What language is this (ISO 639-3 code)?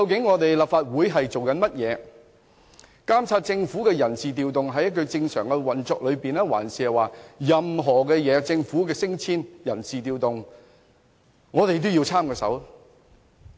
yue